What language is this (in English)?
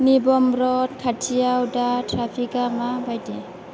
Bodo